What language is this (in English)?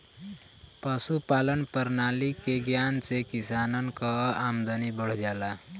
Bhojpuri